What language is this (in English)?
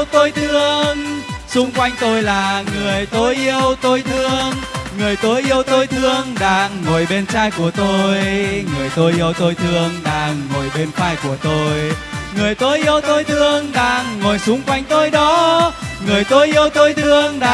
Vietnamese